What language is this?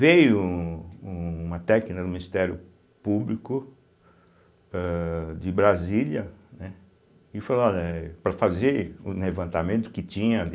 Portuguese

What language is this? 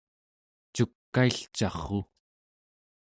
Central Yupik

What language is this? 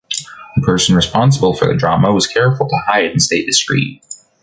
English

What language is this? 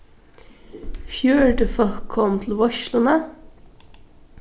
Faroese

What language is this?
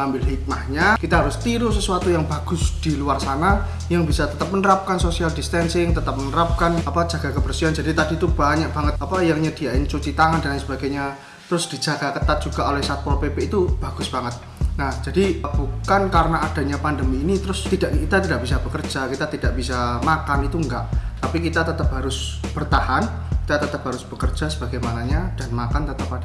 Indonesian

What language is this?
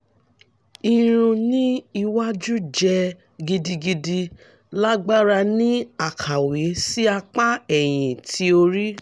Yoruba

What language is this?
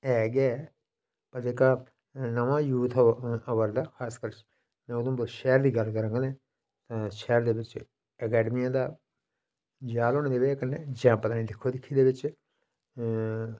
Dogri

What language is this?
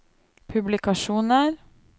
Norwegian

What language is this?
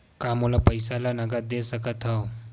Chhattisgarhi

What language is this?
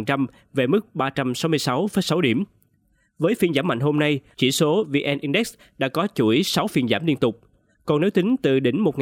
Vietnamese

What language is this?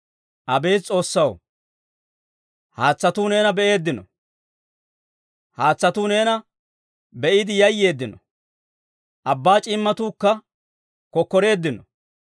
Dawro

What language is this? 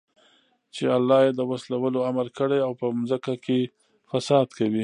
Pashto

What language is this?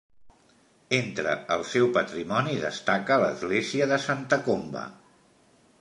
Catalan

